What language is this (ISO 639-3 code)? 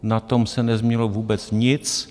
ces